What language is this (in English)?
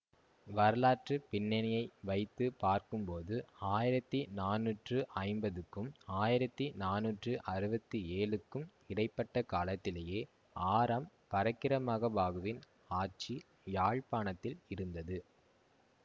Tamil